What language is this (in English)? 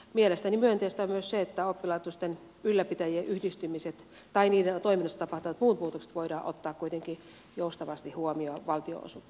Finnish